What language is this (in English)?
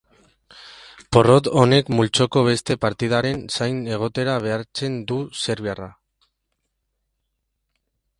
Basque